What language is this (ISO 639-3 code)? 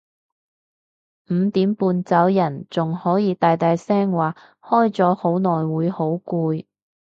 yue